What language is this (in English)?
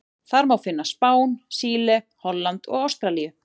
Icelandic